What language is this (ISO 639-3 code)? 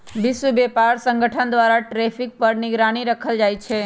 mag